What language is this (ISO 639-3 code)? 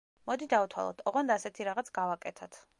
kat